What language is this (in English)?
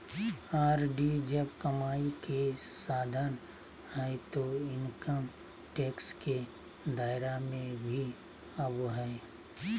Magahi